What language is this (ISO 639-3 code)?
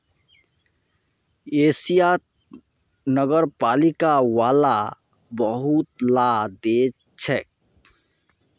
mag